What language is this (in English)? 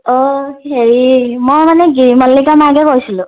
Assamese